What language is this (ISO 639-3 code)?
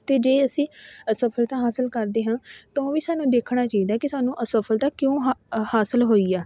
pan